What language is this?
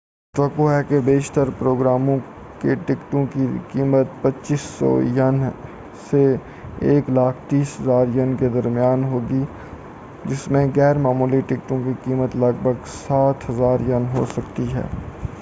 Urdu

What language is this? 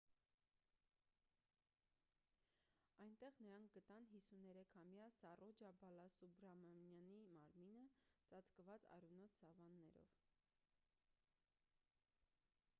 Armenian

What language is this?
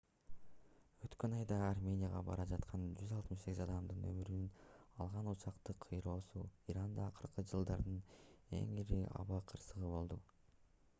Kyrgyz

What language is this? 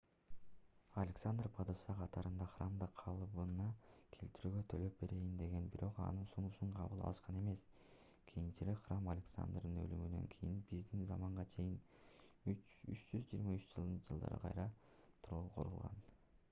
Kyrgyz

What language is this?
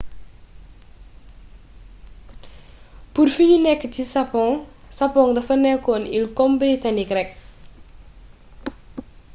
Wolof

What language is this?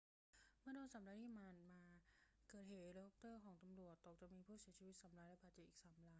Thai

